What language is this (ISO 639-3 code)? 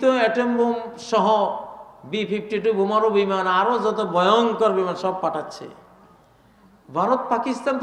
hin